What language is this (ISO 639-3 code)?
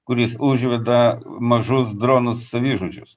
lit